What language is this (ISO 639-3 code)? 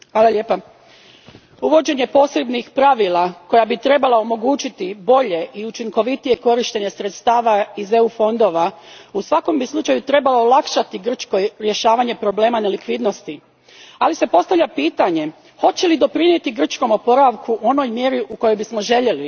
hrv